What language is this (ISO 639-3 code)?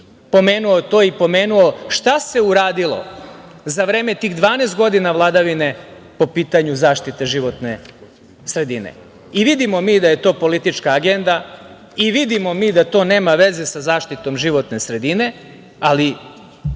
srp